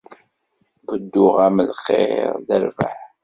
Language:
Kabyle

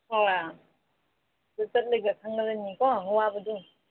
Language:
Manipuri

